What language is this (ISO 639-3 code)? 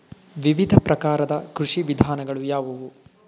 kan